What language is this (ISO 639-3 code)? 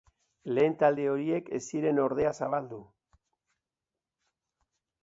eus